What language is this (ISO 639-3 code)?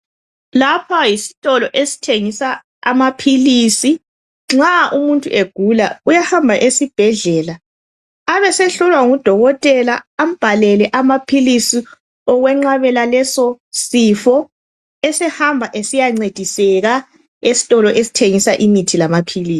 nde